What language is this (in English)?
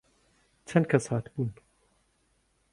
Central Kurdish